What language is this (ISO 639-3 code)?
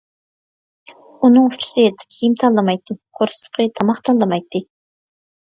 uig